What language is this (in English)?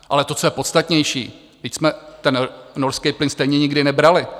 Czech